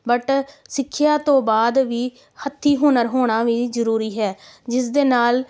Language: Punjabi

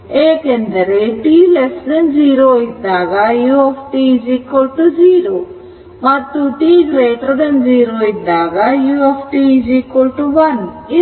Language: Kannada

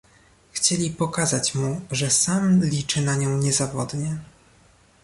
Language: Polish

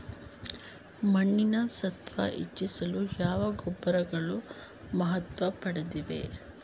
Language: Kannada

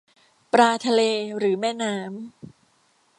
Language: Thai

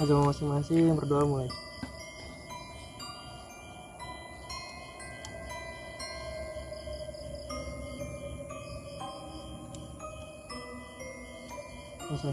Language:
Indonesian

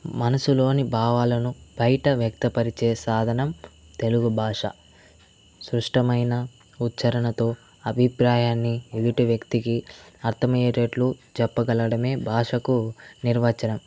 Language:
Telugu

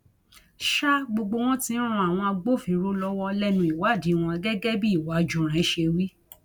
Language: Yoruba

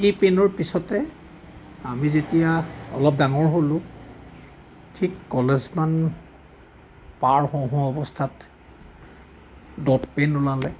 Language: Assamese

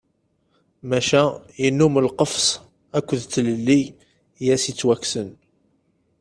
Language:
Kabyle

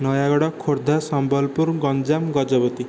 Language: Odia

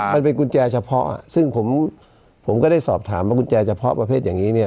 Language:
Thai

